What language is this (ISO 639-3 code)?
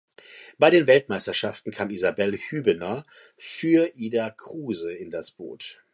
deu